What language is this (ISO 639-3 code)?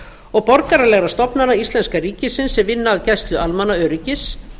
isl